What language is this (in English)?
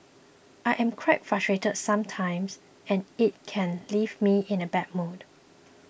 English